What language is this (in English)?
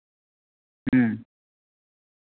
Santali